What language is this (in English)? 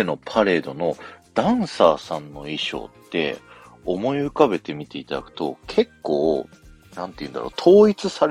Japanese